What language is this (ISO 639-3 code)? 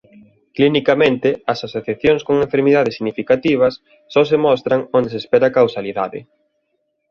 glg